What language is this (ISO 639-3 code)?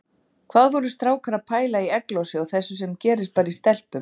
isl